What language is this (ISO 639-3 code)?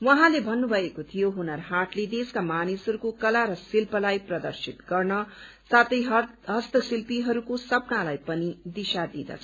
nep